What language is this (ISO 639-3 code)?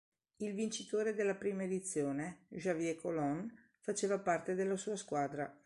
ita